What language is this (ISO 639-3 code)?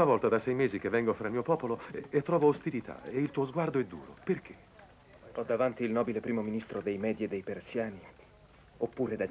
ita